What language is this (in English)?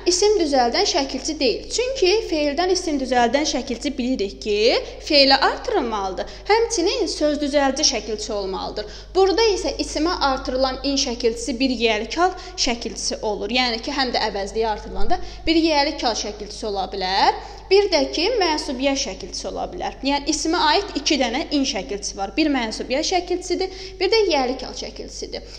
Turkish